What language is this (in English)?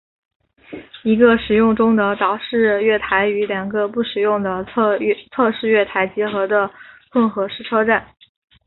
Chinese